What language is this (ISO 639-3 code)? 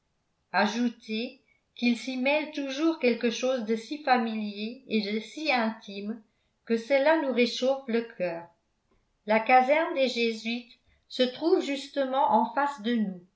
fra